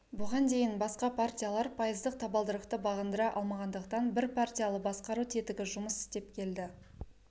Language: Kazakh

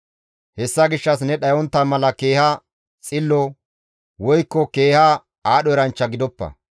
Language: Gamo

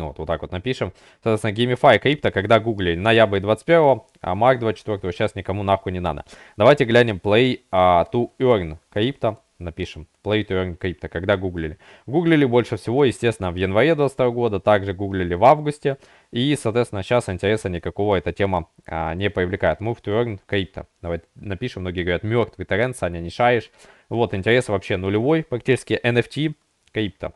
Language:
Russian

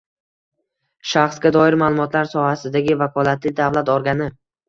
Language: Uzbek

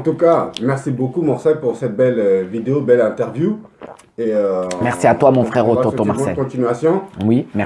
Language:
French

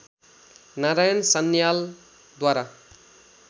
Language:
Nepali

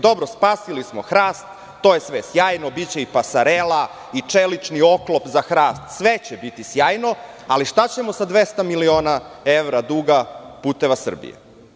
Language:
Serbian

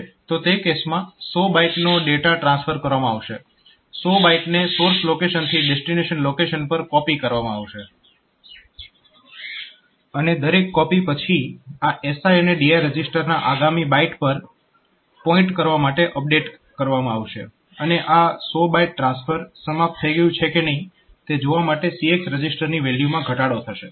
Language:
Gujarati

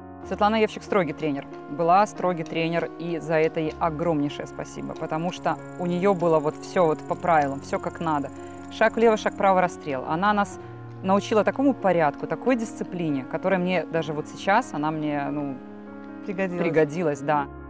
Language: Russian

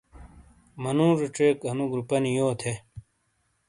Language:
Shina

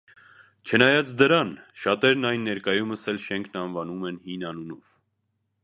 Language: Armenian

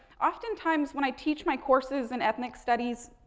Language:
English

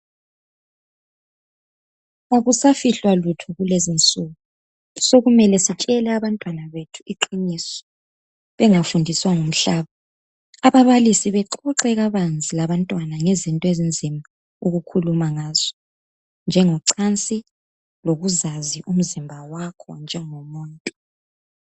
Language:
North Ndebele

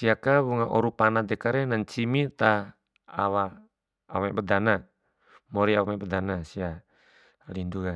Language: Bima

